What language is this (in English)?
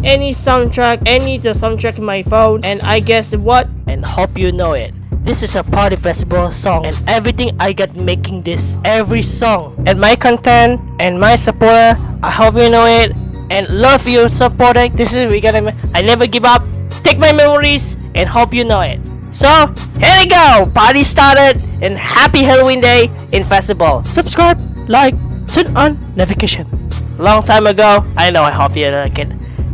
English